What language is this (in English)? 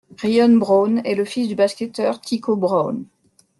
French